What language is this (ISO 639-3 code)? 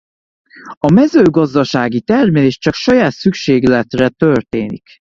hun